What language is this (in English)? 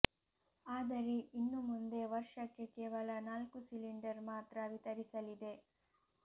Kannada